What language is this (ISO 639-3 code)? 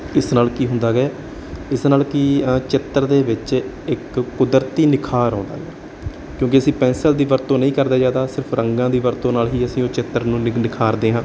pan